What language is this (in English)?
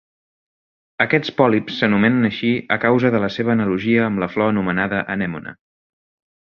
Catalan